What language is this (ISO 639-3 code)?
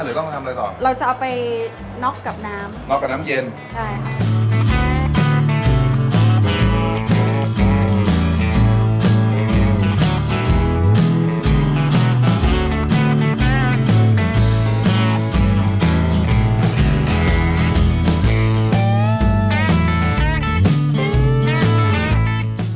tha